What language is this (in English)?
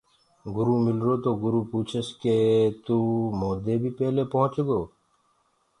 Gurgula